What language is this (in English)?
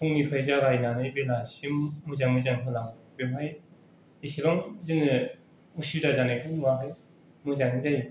Bodo